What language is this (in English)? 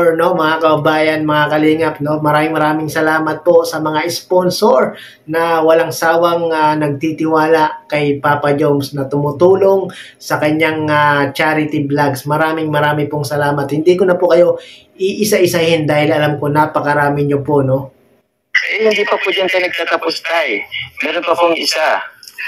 Filipino